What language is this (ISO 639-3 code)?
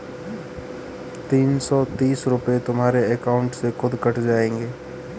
hin